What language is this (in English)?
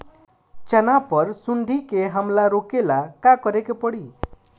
Bhojpuri